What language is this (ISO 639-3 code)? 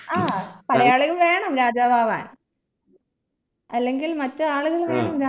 mal